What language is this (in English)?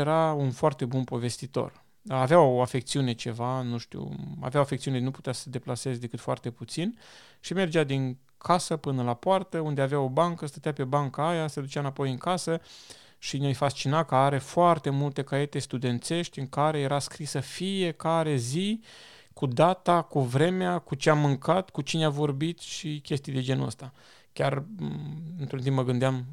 Romanian